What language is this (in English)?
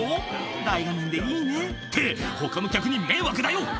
Japanese